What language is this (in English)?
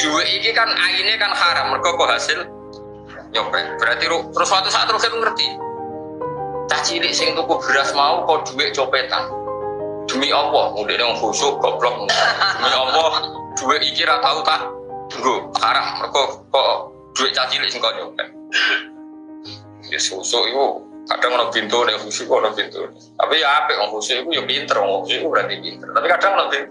Indonesian